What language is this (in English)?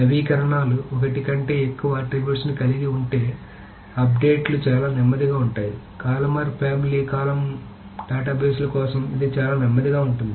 Telugu